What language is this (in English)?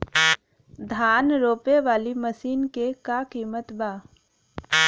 Bhojpuri